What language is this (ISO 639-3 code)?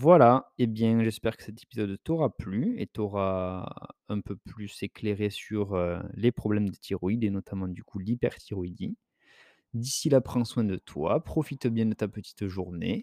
fra